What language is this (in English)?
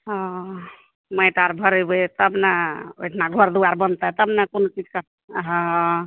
Maithili